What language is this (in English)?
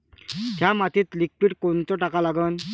Marathi